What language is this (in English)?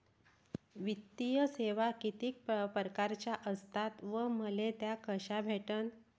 Marathi